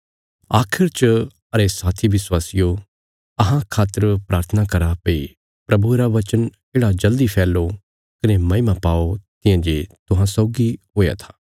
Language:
Bilaspuri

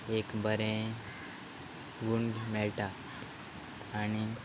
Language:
Konkani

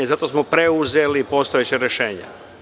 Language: Serbian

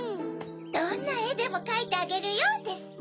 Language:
Japanese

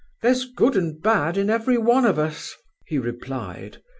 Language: English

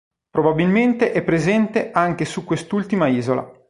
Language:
Italian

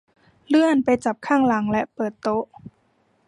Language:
Thai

